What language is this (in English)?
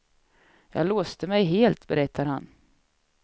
Swedish